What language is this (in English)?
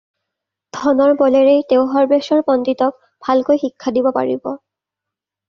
Assamese